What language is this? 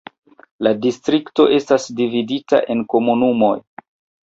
Esperanto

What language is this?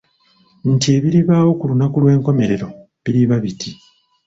Ganda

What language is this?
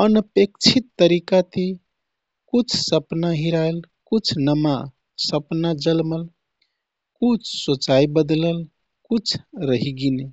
Kathoriya Tharu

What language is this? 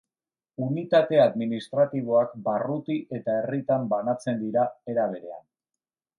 Basque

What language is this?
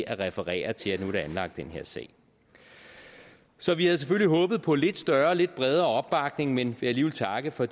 Danish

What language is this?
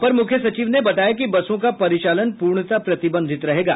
Hindi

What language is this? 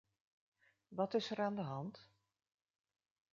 Dutch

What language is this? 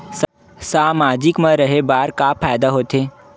Chhattisgarhi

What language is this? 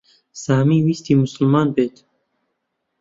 Central Kurdish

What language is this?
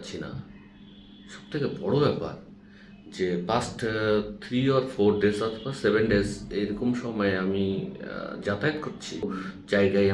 Bangla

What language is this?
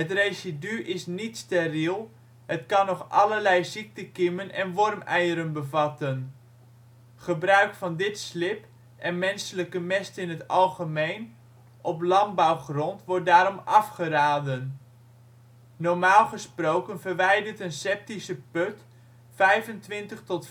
Dutch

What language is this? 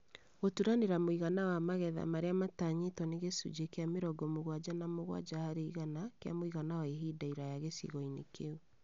Kikuyu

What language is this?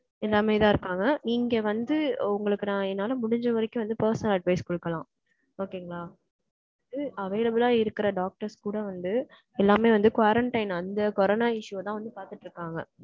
Tamil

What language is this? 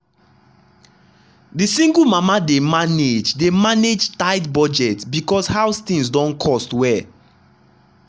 Nigerian Pidgin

